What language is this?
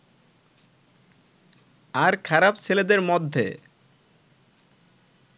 Bangla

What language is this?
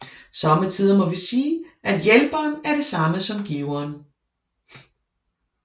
Danish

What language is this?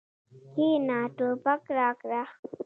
Pashto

